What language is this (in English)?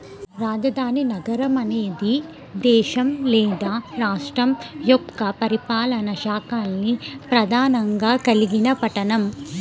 Telugu